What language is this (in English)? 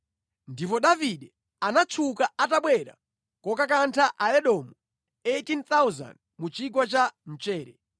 Nyanja